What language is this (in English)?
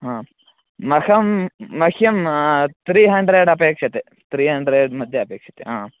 Sanskrit